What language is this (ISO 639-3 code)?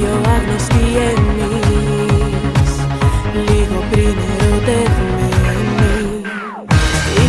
ell